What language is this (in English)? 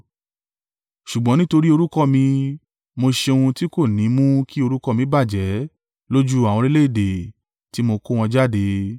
Yoruba